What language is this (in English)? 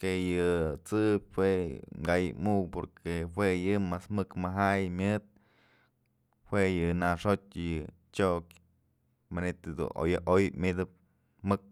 Mazatlán Mixe